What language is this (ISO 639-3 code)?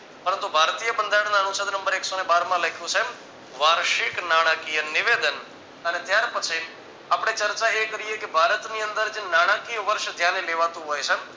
guj